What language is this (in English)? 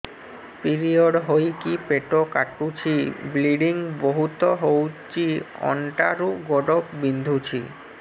Odia